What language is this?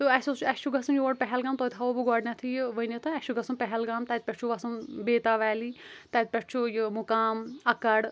Kashmiri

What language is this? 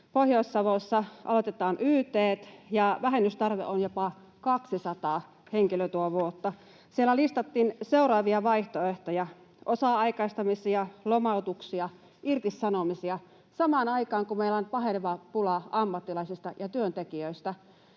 Finnish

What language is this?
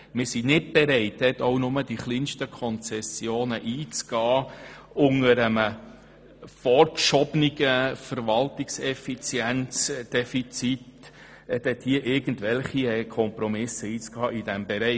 Swiss German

